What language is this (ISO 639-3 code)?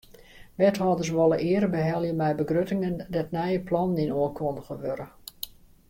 fry